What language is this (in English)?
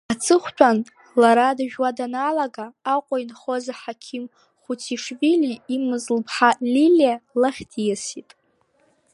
Abkhazian